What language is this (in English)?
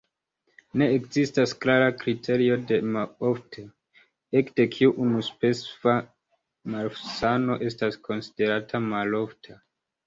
Esperanto